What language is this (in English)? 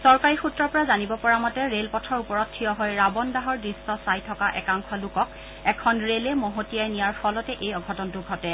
Assamese